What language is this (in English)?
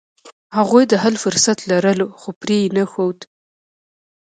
Pashto